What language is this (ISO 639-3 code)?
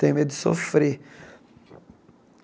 por